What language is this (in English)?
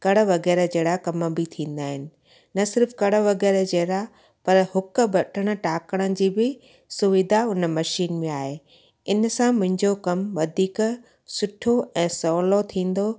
Sindhi